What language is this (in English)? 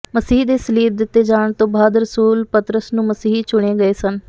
Punjabi